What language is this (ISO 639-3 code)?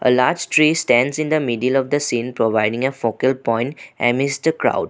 eng